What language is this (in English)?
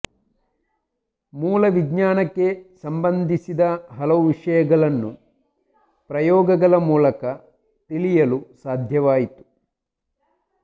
Kannada